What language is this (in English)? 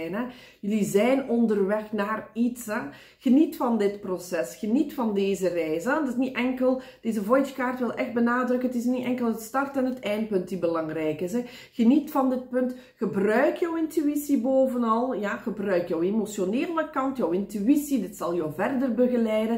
Dutch